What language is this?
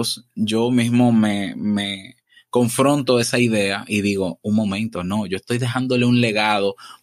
Spanish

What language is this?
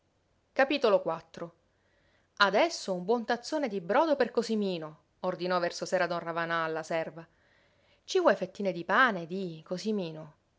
Italian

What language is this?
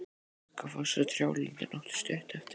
Icelandic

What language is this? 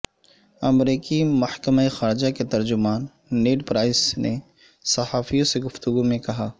Urdu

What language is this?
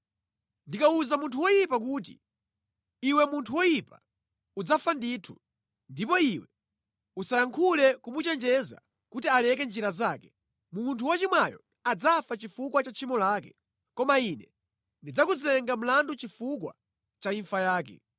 Nyanja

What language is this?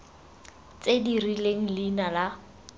Tswana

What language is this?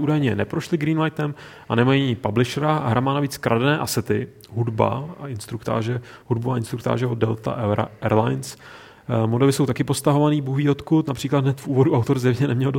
Czech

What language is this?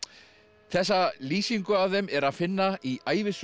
Icelandic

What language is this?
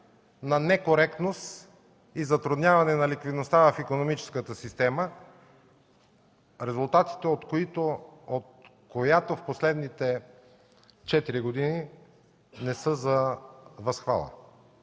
Bulgarian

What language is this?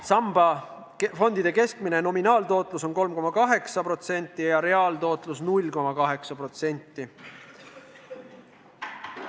Estonian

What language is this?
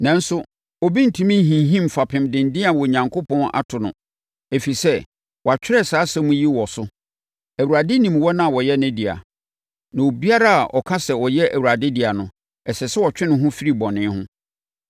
Akan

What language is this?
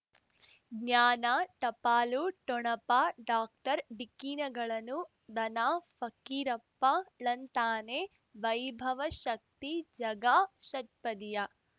Kannada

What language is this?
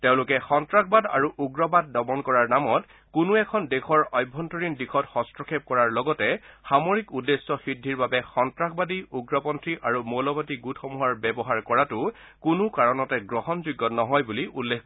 Assamese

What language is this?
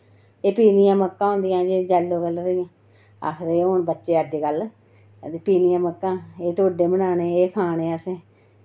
Dogri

